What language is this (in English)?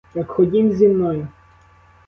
Ukrainian